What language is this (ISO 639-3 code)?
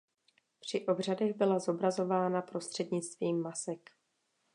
ces